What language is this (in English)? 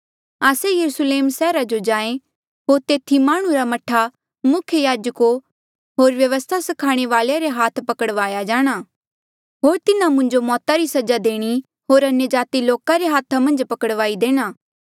Mandeali